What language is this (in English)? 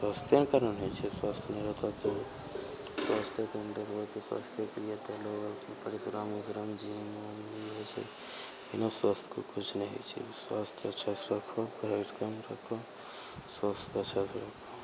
Maithili